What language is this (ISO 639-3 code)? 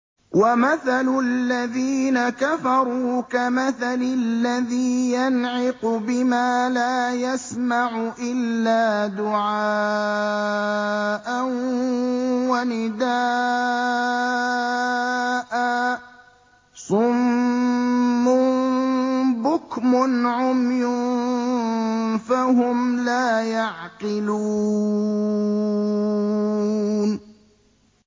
ara